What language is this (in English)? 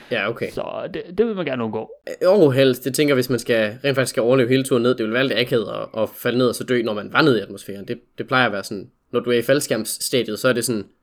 Danish